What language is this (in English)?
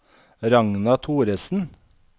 Norwegian